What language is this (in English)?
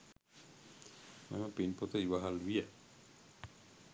Sinhala